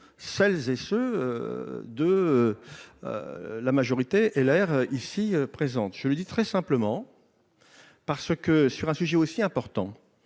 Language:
French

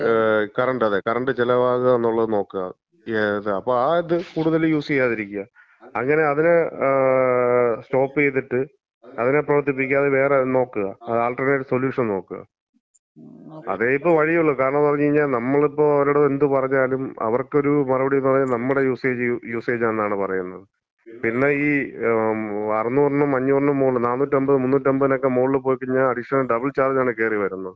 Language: Malayalam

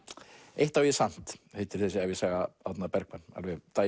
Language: Icelandic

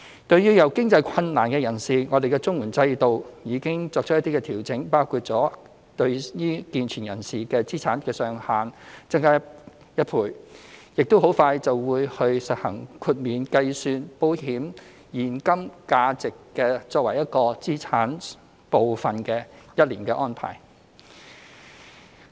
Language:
Cantonese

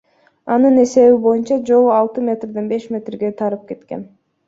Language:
Kyrgyz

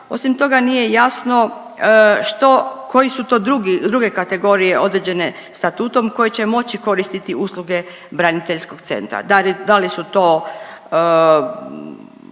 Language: Croatian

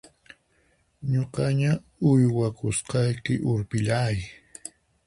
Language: Puno Quechua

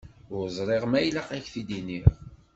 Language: Kabyle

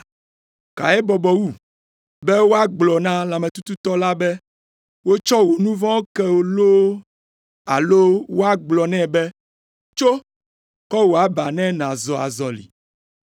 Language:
Ewe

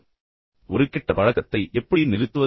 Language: Tamil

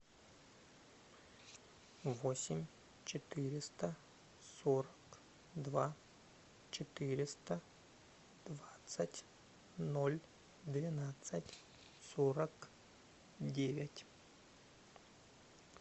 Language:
Russian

